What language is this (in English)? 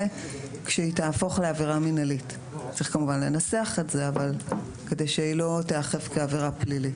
Hebrew